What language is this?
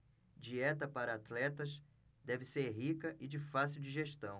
Portuguese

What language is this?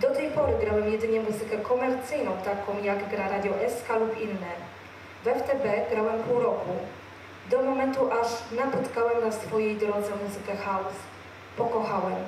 Polish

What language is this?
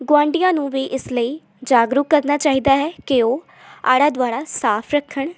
Punjabi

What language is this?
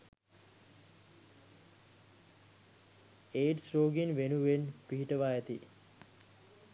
Sinhala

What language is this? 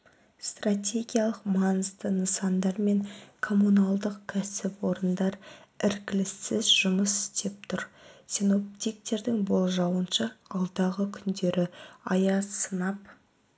Kazakh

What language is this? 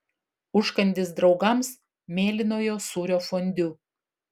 Lithuanian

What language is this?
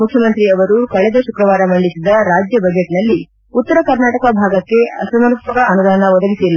Kannada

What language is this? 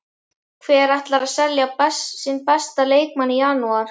Icelandic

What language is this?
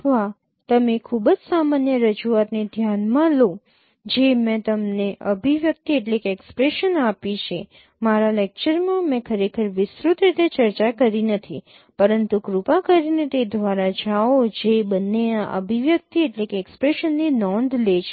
Gujarati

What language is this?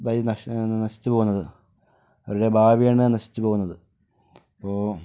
Malayalam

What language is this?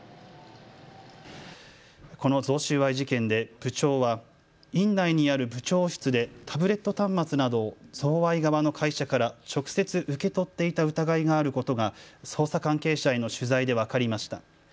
Japanese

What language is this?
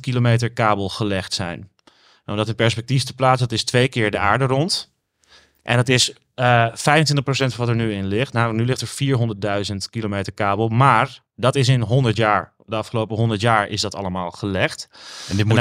Dutch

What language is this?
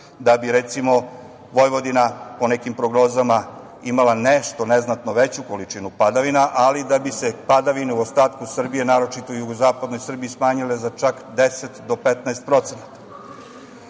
Serbian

